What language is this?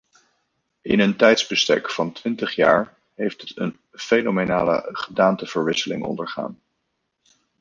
Dutch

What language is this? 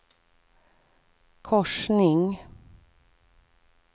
Swedish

